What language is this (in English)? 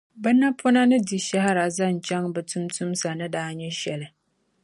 Dagbani